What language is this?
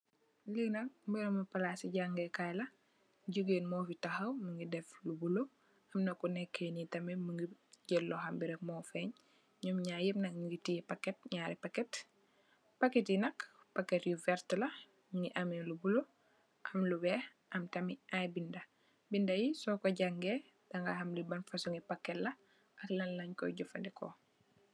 Wolof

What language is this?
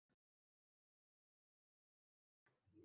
Uzbek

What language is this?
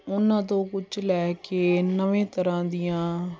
Punjabi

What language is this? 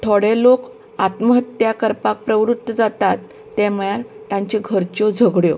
Konkani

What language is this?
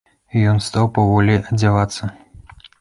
Belarusian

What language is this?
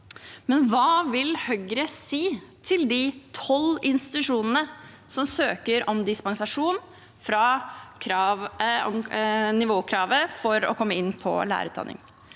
Norwegian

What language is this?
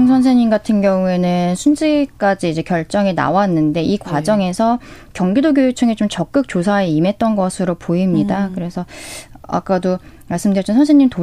Korean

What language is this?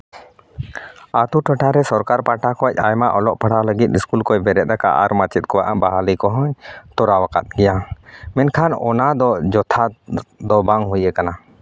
Santali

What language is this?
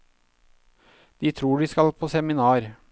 Norwegian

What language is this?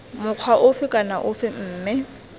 Tswana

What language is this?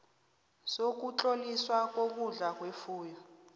South Ndebele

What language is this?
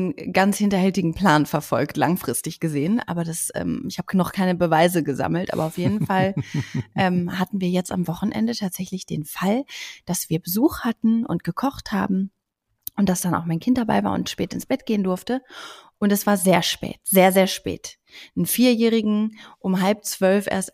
German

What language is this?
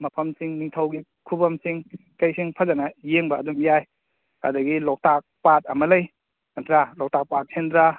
Manipuri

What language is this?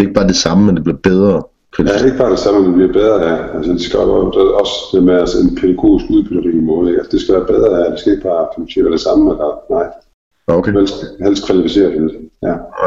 Danish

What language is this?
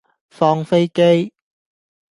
Cantonese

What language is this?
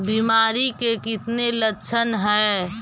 Magahi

